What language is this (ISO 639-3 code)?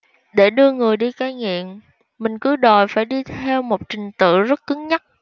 vie